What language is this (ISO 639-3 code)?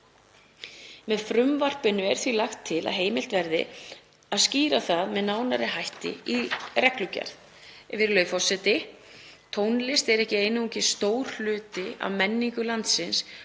isl